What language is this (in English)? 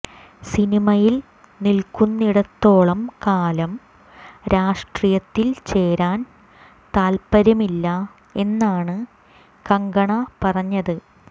Malayalam